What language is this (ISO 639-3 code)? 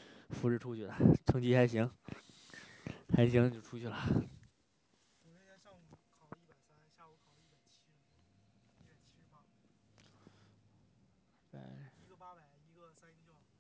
zho